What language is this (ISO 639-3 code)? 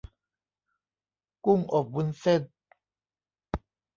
tha